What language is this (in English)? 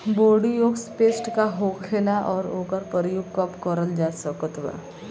Bhojpuri